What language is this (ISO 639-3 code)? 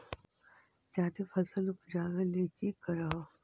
mag